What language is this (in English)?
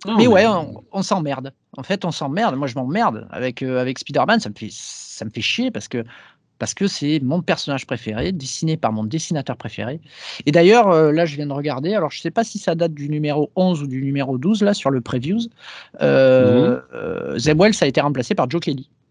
French